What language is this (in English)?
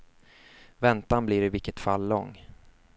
Swedish